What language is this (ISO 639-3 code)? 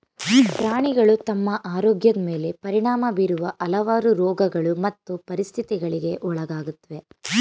kan